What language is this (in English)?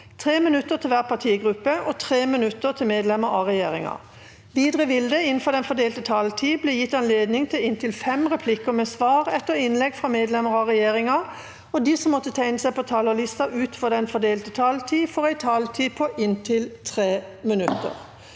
Norwegian